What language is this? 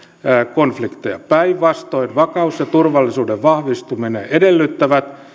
Finnish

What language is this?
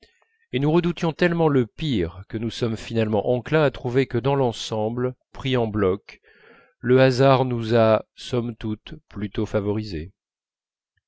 French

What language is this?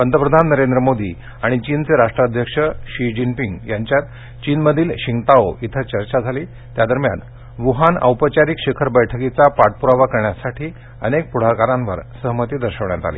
Marathi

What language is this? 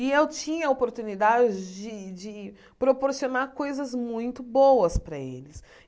Portuguese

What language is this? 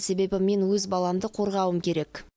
Kazakh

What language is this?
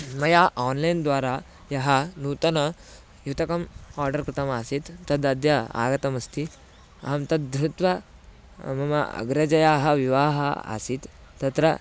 Sanskrit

